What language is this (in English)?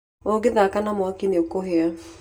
Kikuyu